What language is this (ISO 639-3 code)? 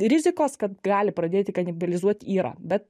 lit